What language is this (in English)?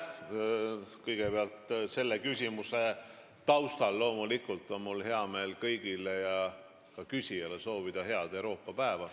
Estonian